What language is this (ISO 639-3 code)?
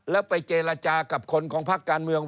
tha